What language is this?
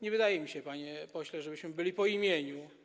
Polish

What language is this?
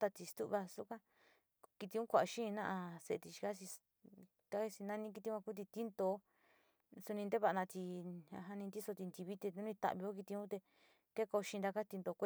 Sinicahua Mixtec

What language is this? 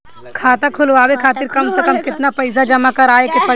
Bhojpuri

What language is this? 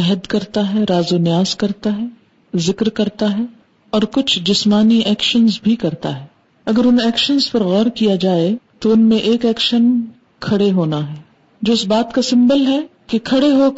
Urdu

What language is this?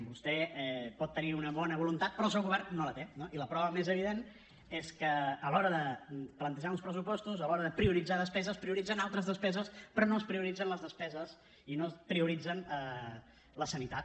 Catalan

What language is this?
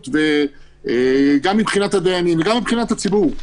Hebrew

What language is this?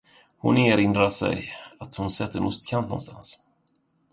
Swedish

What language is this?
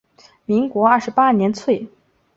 Chinese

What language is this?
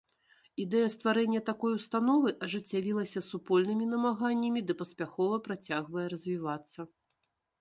Belarusian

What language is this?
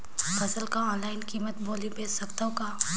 Chhattisgarhi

